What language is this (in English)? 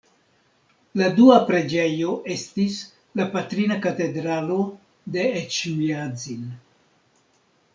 Esperanto